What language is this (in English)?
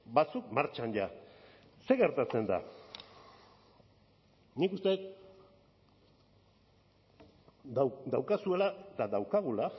Basque